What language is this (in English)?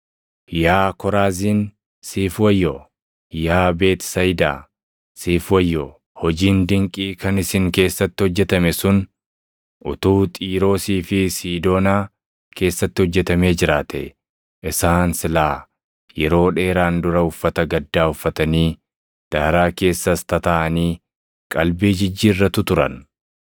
Oromo